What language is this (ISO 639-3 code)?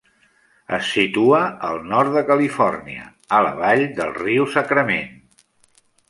cat